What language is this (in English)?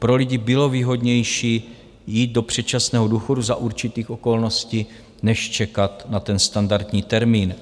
Czech